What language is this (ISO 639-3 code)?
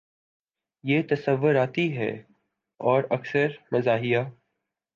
urd